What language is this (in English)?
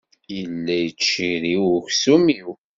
Kabyle